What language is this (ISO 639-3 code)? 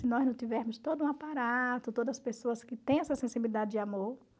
por